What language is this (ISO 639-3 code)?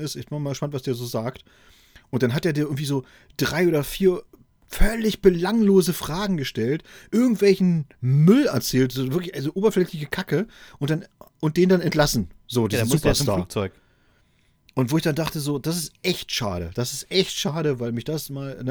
deu